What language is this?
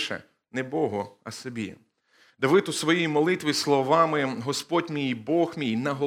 Ukrainian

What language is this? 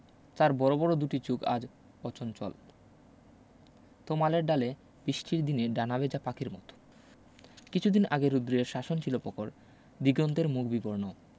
Bangla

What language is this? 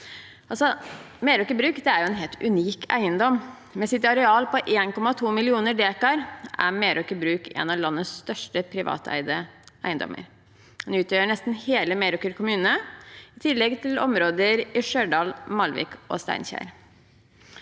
Norwegian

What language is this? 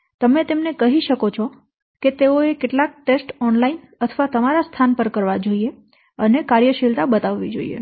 Gujarati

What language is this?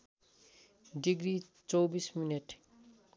Nepali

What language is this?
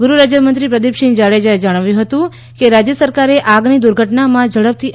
Gujarati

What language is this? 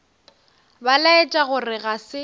Northern Sotho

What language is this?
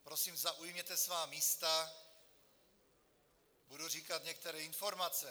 Czech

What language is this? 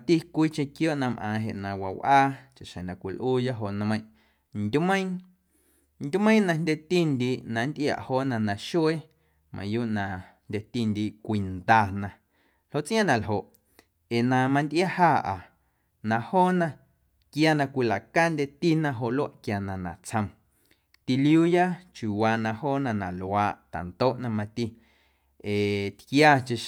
Guerrero Amuzgo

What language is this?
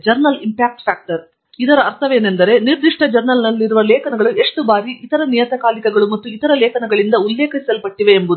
Kannada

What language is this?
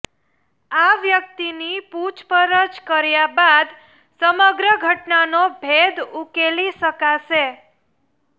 Gujarati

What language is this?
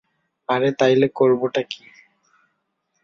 Bangla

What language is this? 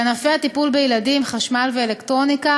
Hebrew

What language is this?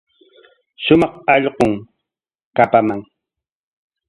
Corongo Ancash Quechua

